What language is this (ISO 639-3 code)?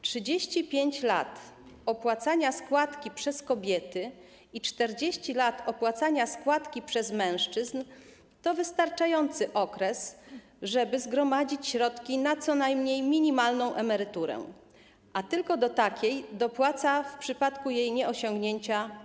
pol